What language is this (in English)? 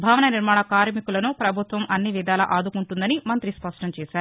Telugu